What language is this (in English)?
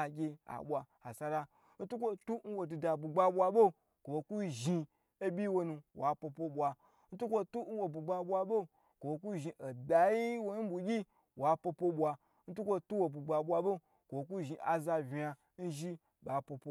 Gbagyi